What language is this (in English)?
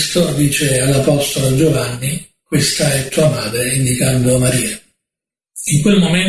Italian